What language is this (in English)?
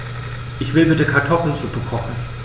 German